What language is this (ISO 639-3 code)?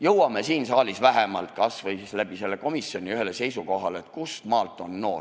est